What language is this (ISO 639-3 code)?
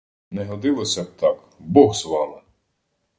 ukr